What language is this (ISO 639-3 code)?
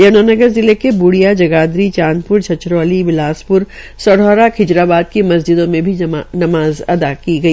hin